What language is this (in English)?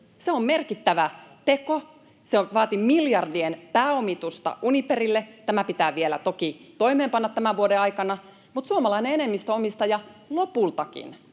Finnish